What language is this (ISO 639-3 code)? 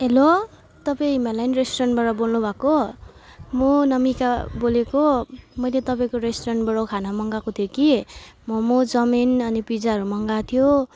nep